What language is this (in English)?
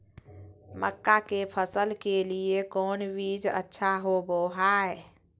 Magahi